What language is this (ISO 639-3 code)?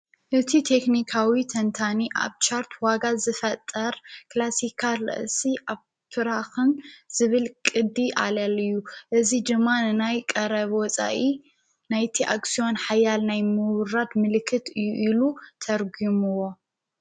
tir